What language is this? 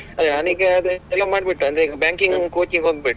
Kannada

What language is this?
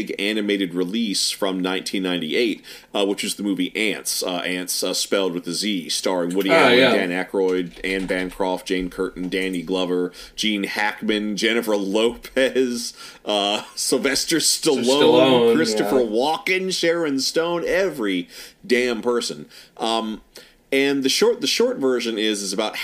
English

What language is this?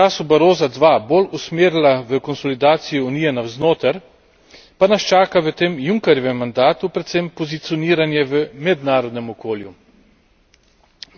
Slovenian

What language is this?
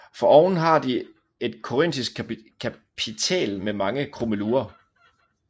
Danish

